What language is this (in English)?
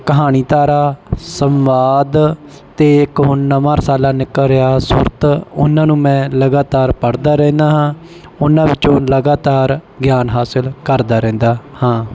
Punjabi